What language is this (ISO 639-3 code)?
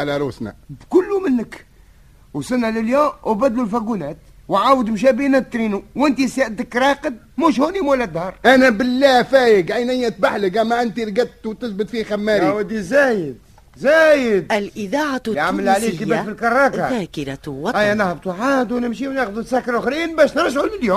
ara